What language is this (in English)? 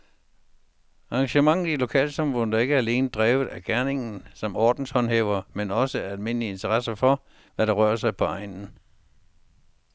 Danish